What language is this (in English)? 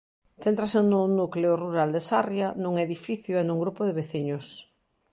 Galician